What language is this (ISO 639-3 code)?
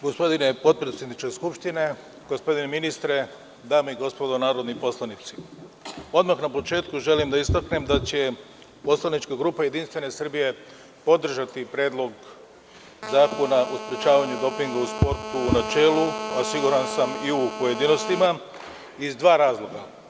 srp